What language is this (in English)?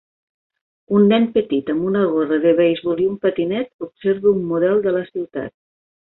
Catalan